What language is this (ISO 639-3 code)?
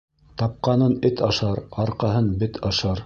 bak